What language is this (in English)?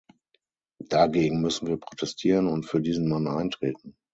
German